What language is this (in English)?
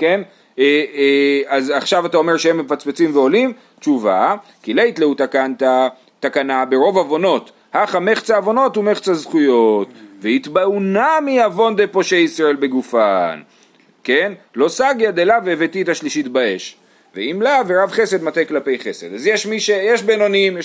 Hebrew